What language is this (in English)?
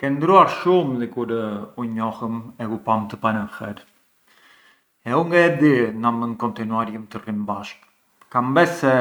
Arbëreshë Albanian